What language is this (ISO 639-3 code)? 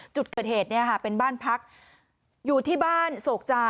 tha